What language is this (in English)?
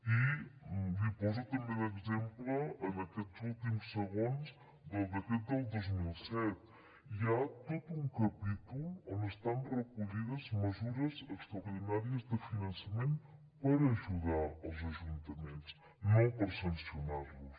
Catalan